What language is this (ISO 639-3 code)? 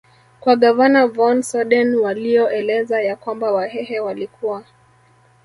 swa